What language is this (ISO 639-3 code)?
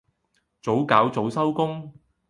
yue